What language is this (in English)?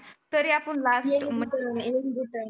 Marathi